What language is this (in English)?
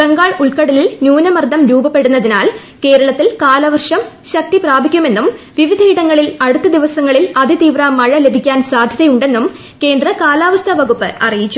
Malayalam